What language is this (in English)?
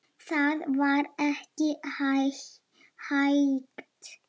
Icelandic